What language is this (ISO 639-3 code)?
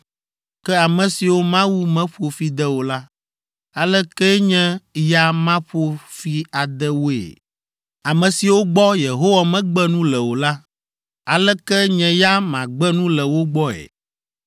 ewe